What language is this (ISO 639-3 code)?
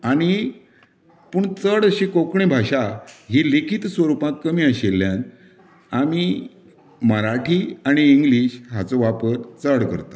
kok